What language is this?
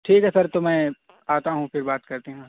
Urdu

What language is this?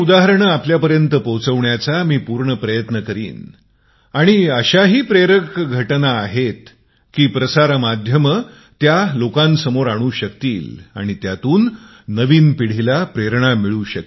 Marathi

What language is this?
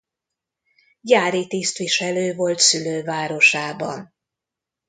Hungarian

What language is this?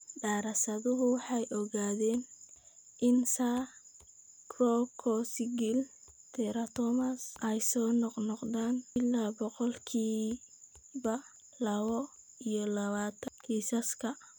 Somali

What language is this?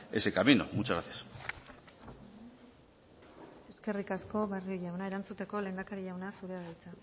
Basque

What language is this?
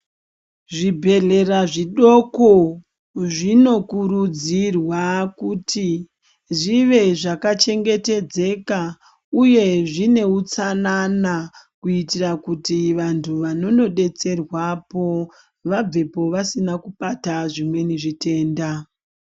Ndau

